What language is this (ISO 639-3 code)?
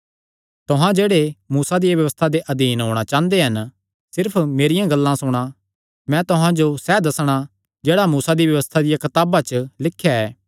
xnr